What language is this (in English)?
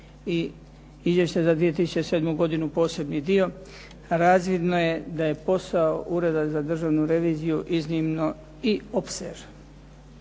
Croatian